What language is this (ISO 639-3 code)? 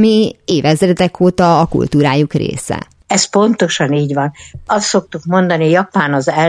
hun